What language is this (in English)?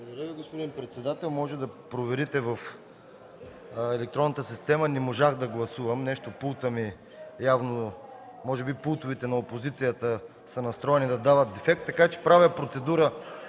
Bulgarian